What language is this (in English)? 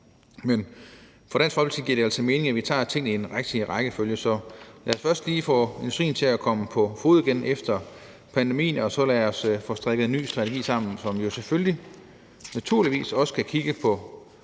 Danish